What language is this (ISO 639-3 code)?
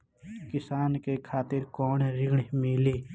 bho